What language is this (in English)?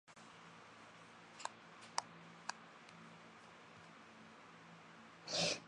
Chinese